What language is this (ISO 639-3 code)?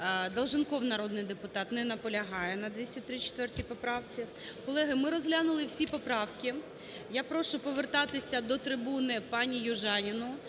ukr